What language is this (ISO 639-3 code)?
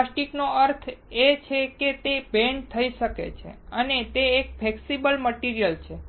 guj